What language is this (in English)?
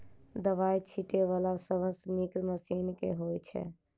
Maithili